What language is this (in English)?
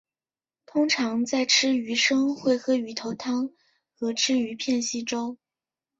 Chinese